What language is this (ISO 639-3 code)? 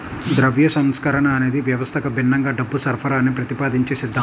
tel